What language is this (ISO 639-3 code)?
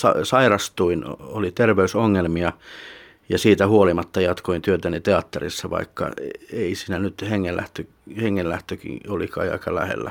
fin